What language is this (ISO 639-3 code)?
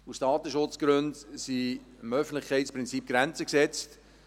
gsw